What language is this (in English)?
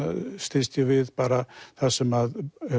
Icelandic